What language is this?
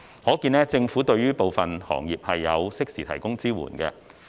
Cantonese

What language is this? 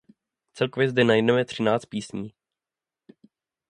Czech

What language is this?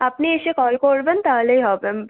Bangla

